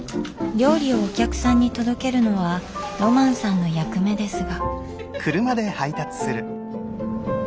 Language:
Japanese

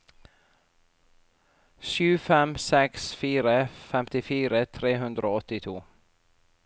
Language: Norwegian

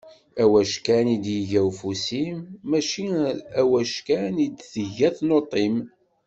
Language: Kabyle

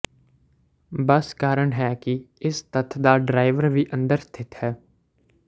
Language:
Punjabi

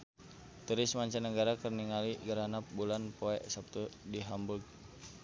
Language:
Sundanese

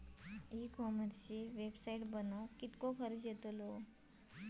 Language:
Marathi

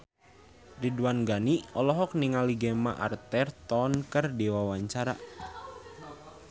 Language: Sundanese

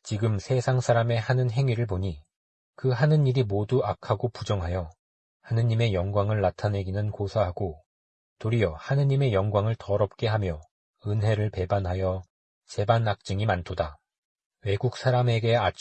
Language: Korean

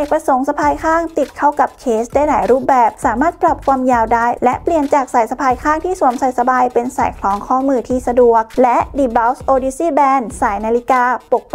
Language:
Thai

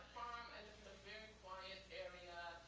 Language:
English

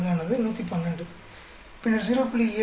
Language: Tamil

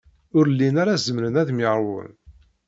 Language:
Kabyle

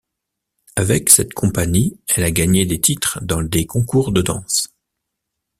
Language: French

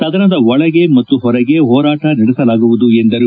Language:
Kannada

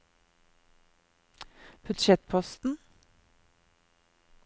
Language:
Norwegian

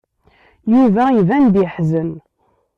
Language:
Kabyle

